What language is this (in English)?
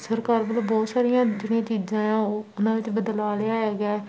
Punjabi